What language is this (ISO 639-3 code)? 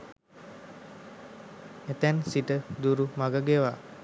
sin